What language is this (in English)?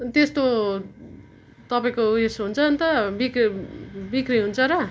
Nepali